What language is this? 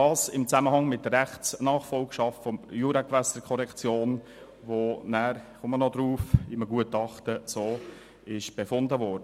Swiss German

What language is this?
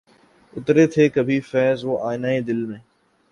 Urdu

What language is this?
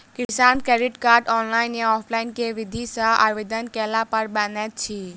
Maithili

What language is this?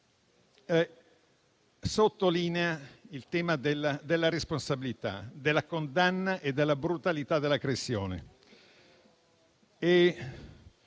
Italian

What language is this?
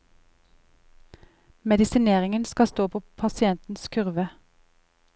Norwegian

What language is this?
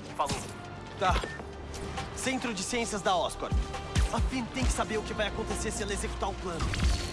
Portuguese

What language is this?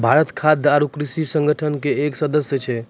Maithili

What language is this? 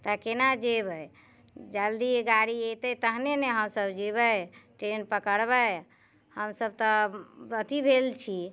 Maithili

